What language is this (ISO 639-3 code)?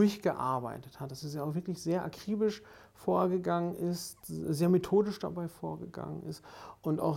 deu